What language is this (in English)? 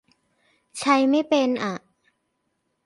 Thai